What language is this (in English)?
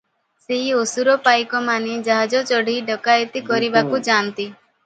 Odia